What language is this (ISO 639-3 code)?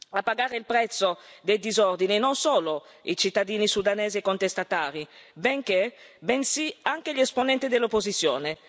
ita